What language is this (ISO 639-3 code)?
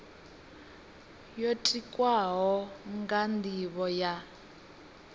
ven